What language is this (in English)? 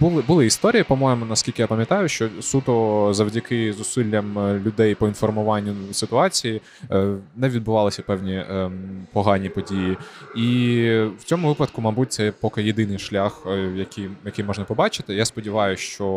Ukrainian